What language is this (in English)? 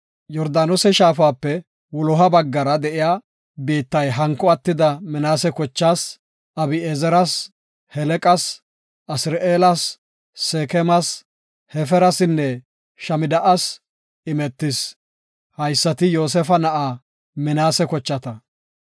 Gofa